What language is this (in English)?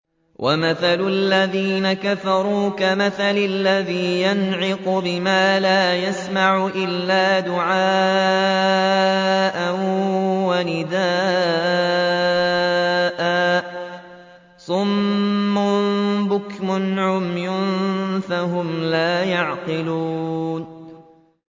Arabic